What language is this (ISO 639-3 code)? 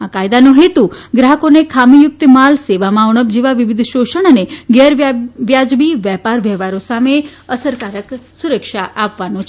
guj